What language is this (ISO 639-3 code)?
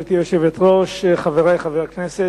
heb